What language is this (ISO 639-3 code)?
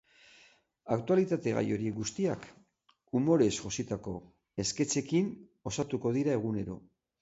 eus